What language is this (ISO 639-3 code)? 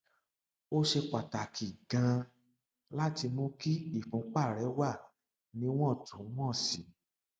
yor